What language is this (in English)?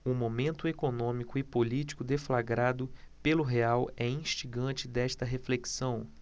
Portuguese